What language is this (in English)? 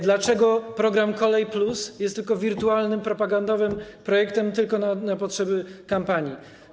Polish